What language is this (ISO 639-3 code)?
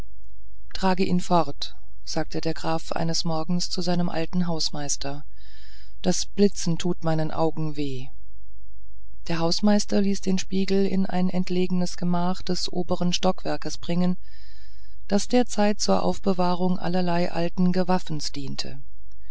deu